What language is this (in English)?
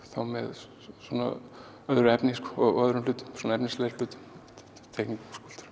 Icelandic